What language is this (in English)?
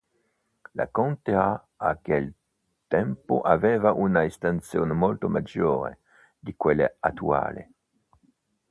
Italian